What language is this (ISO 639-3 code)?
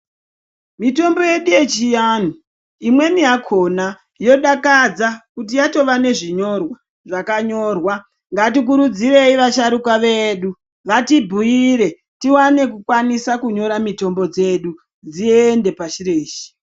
ndc